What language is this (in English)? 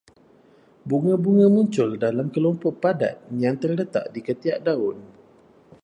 Malay